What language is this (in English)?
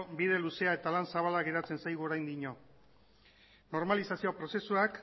Basque